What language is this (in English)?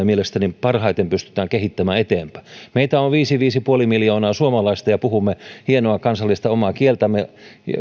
Finnish